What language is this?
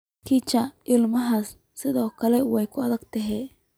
Somali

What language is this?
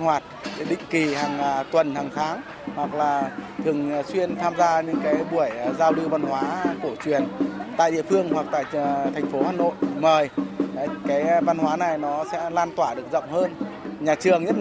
Vietnamese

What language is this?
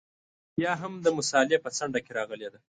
Pashto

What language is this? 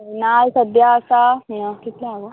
Konkani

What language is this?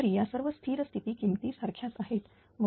Marathi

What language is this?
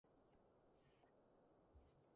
Cantonese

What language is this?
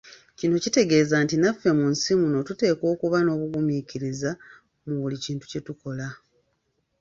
Ganda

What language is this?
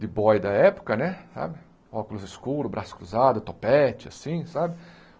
Portuguese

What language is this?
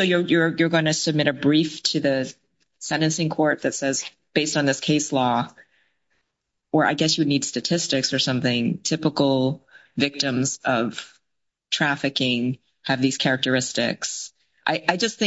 English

